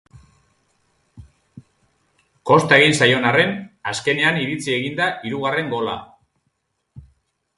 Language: Basque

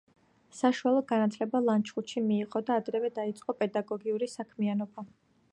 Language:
Georgian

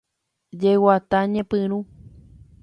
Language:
Guarani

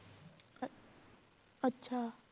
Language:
Punjabi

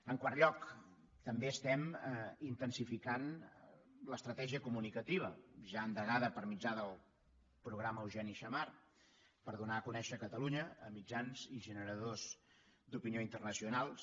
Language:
Catalan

